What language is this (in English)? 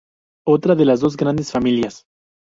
Spanish